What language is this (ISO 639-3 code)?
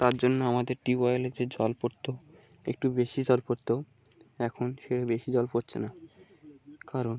ben